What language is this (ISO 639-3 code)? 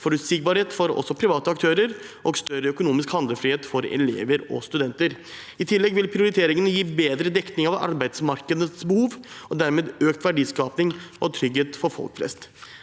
nor